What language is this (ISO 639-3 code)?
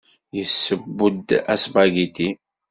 kab